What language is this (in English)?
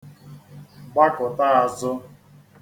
Igbo